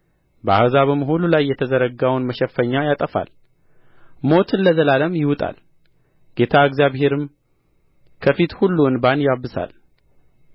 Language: Amharic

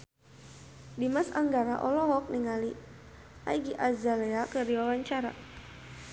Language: Sundanese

